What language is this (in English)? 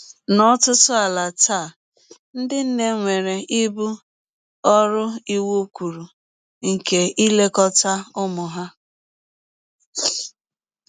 Igbo